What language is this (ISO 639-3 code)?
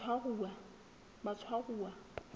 sot